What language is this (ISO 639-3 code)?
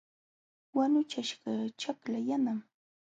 qxw